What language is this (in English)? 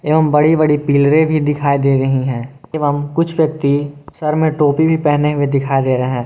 Hindi